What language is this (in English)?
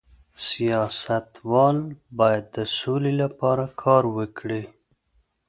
Pashto